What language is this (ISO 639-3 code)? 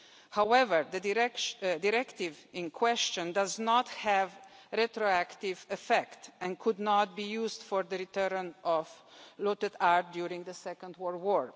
eng